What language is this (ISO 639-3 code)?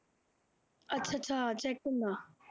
pan